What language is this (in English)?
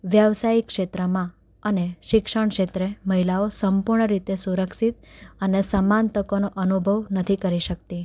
Gujarati